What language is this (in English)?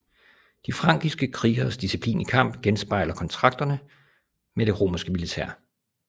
Danish